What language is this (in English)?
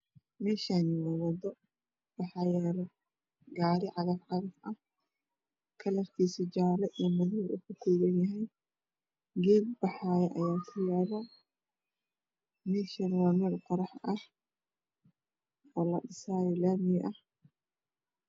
Somali